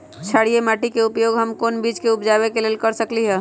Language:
Magahi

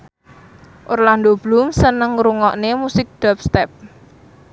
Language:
Javanese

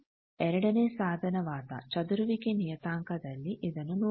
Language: Kannada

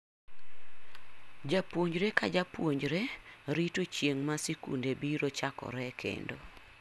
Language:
Luo (Kenya and Tanzania)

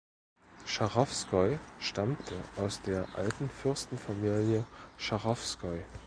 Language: German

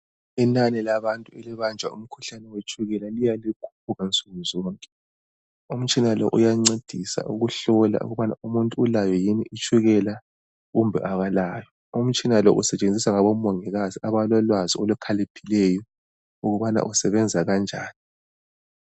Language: North Ndebele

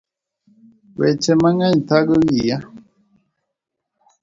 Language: Luo (Kenya and Tanzania)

